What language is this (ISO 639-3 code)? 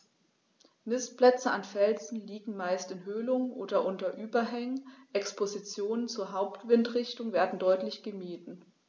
deu